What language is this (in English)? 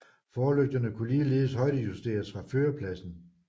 Danish